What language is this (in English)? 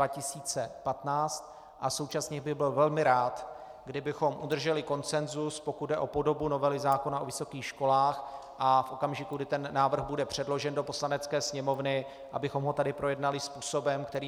Czech